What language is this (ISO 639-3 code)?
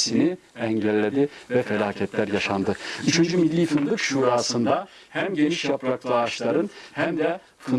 tur